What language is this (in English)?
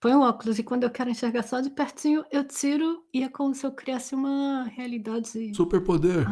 Portuguese